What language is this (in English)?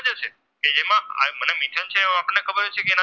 Gujarati